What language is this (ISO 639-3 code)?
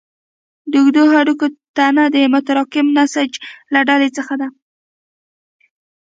pus